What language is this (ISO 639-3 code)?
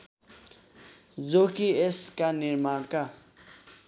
nep